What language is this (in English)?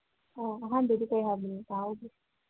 Manipuri